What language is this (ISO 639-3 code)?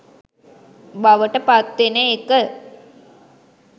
sin